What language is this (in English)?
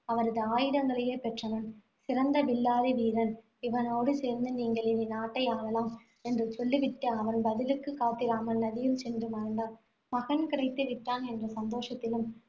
Tamil